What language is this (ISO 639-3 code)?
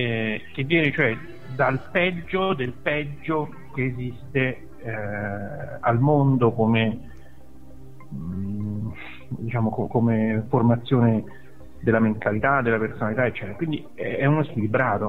ita